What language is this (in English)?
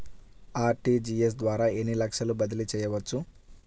Telugu